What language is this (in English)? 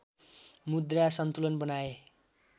Nepali